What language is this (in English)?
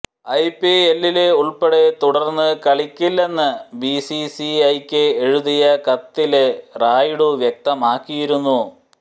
Malayalam